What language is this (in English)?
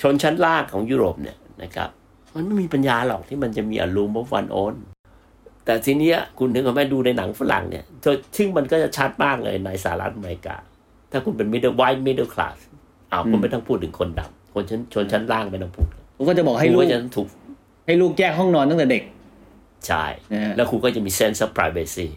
Thai